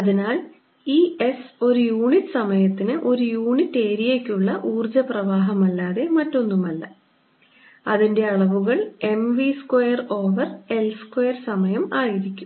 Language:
Malayalam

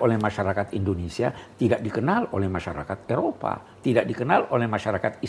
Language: Indonesian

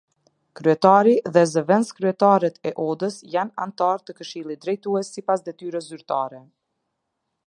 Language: Albanian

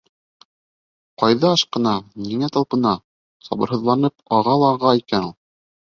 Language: Bashkir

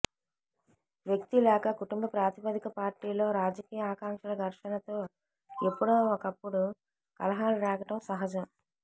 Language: Telugu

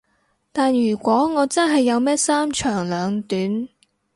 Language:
Cantonese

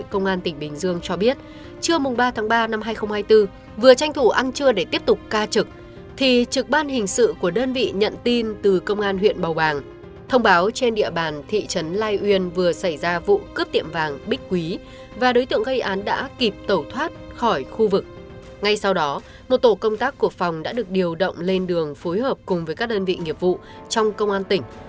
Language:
Vietnamese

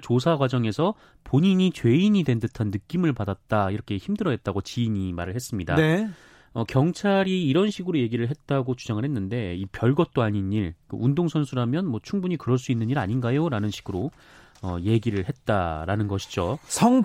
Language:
Korean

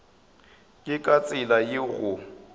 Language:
Northern Sotho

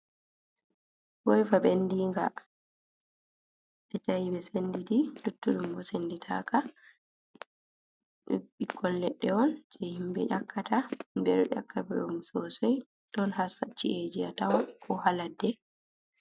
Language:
Fula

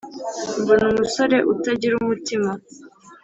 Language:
Kinyarwanda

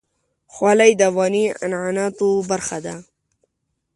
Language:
Pashto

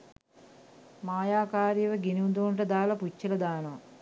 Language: Sinhala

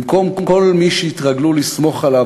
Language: Hebrew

